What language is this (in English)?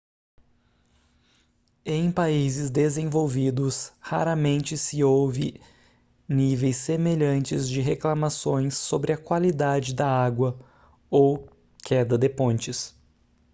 Portuguese